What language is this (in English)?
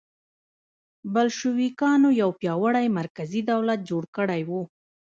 Pashto